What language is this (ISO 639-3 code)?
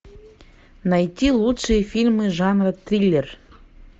rus